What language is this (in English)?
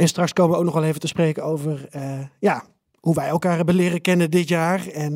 Dutch